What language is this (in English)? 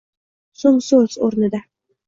Uzbek